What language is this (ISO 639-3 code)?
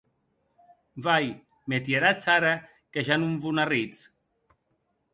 oci